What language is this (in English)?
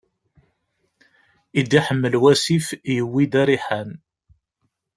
Kabyle